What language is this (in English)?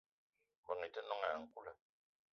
Eton (Cameroon)